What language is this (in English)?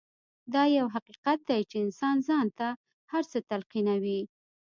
Pashto